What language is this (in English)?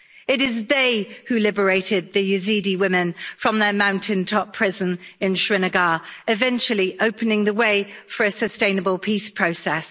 English